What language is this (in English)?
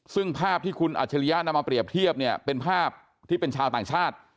Thai